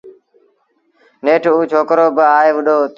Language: Sindhi Bhil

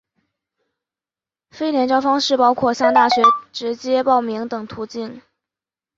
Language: Chinese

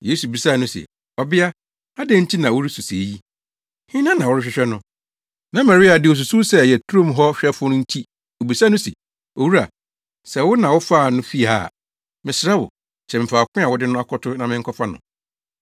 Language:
Akan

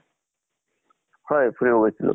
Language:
Assamese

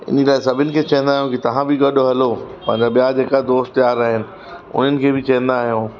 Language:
Sindhi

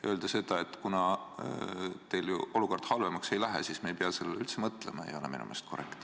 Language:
Estonian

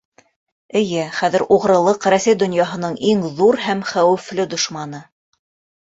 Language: Bashkir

